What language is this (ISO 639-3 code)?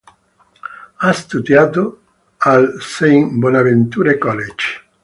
ita